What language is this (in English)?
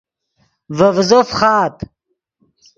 Yidgha